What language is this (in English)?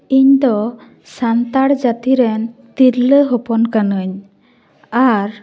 Santali